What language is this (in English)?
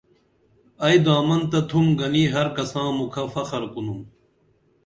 Dameli